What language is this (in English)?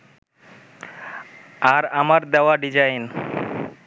Bangla